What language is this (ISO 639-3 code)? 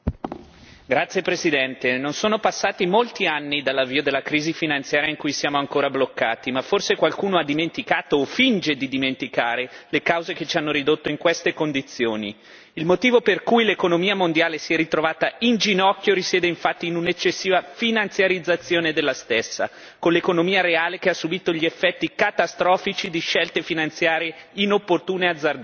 ita